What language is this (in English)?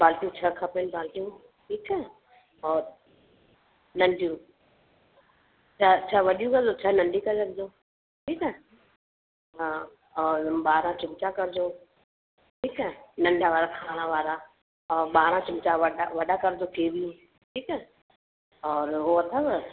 Sindhi